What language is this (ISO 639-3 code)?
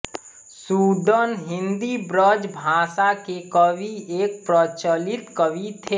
hin